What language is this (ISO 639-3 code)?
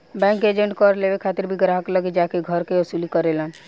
bho